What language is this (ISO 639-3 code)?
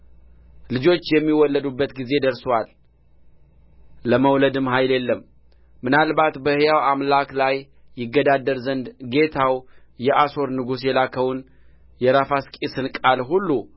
amh